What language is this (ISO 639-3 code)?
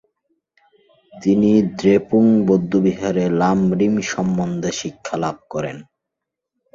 ben